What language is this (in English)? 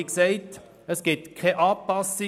Swiss German